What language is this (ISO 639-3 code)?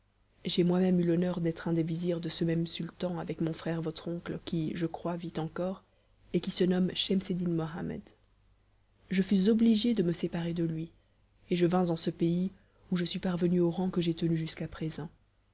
fra